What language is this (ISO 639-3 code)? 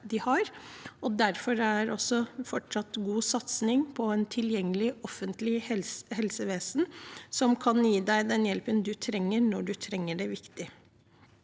nor